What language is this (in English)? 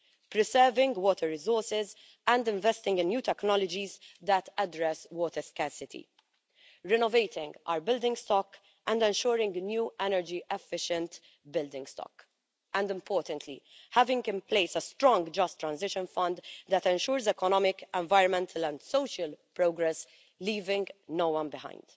English